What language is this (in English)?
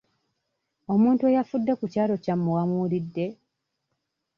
Ganda